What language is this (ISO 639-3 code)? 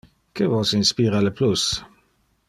ina